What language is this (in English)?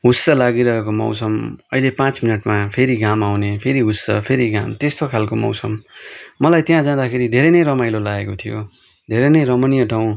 Nepali